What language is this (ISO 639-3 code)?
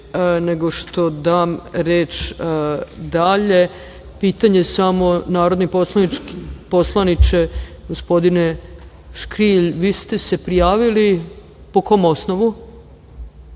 srp